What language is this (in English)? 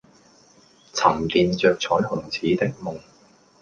Cantonese